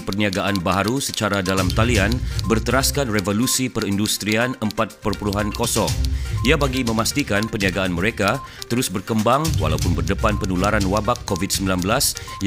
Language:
Malay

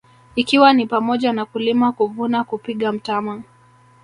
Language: Swahili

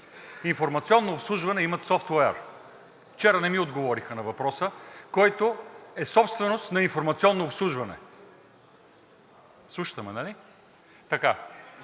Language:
Bulgarian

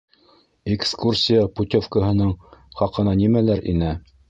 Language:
Bashkir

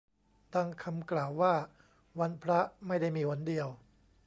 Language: Thai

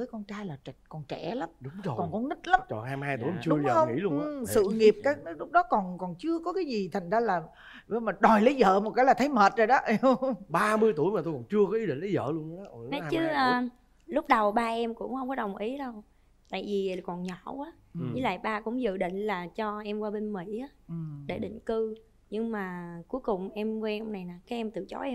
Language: Vietnamese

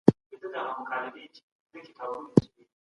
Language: Pashto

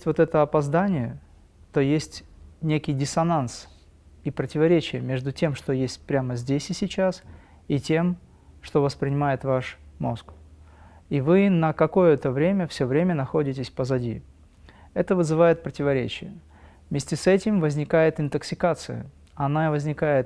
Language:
Russian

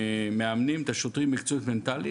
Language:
Hebrew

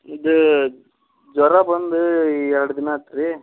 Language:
Kannada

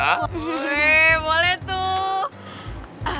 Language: Indonesian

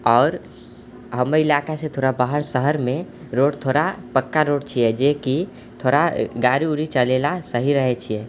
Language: Maithili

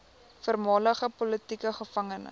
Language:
Afrikaans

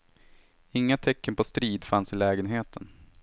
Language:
Swedish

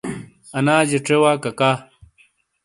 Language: Shina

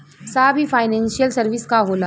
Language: Bhojpuri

